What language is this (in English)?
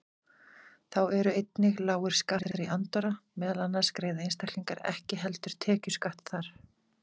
Icelandic